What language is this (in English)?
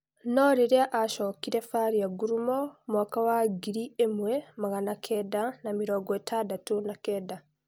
Kikuyu